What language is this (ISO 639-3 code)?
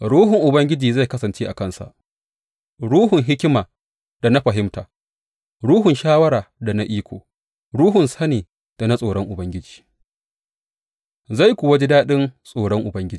hau